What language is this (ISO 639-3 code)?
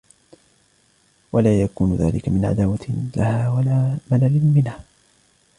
ara